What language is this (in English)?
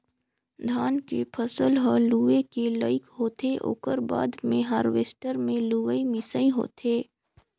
Chhattisgarhi